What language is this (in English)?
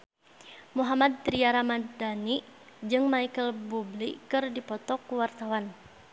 Sundanese